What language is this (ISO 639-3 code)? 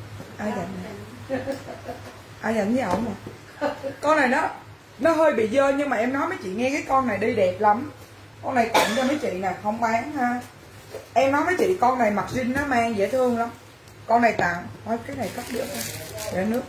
vie